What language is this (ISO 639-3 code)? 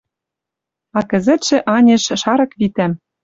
mrj